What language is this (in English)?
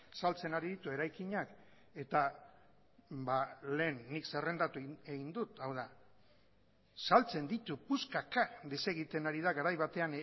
Basque